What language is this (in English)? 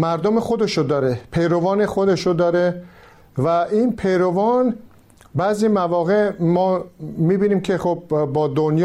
Persian